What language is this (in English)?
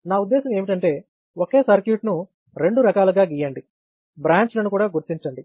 Telugu